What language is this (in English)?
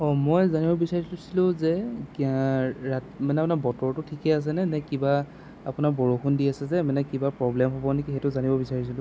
Assamese